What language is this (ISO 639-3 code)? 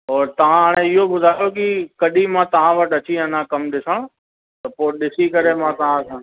snd